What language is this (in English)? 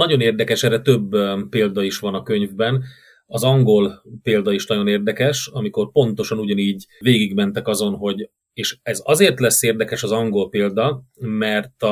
Hungarian